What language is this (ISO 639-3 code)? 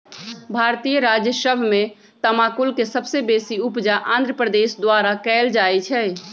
mag